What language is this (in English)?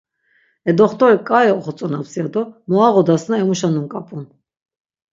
Laz